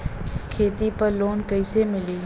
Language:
Bhojpuri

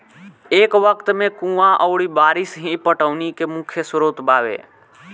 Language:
Bhojpuri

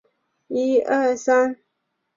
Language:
Chinese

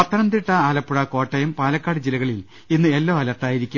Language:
Malayalam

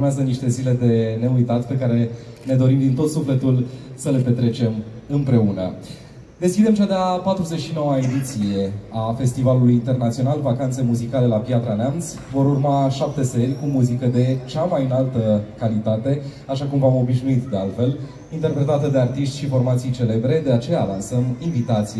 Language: Romanian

